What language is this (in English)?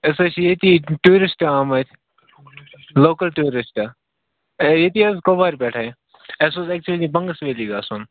Kashmiri